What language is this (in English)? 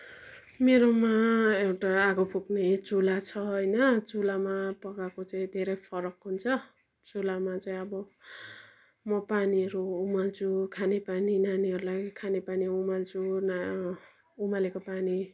Nepali